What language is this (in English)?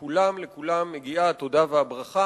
Hebrew